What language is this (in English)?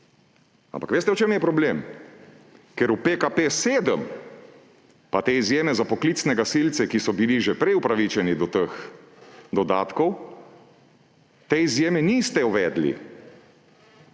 Slovenian